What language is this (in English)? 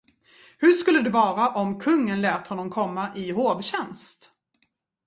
Swedish